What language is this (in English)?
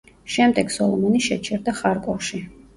Georgian